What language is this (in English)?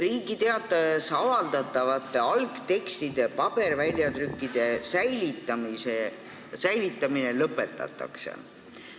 Estonian